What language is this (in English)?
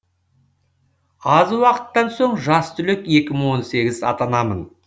Kazakh